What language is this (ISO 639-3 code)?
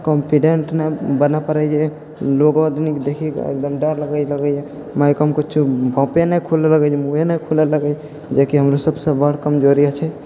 mai